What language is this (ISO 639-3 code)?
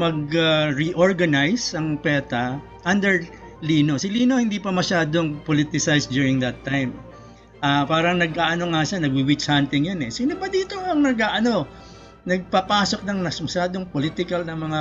fil